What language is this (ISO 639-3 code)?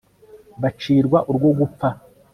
kin